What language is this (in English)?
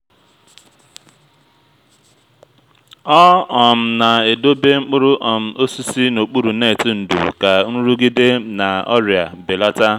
Igbo